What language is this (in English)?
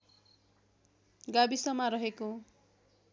Nepali